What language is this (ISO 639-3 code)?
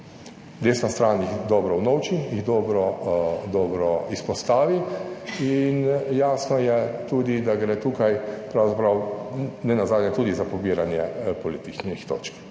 slv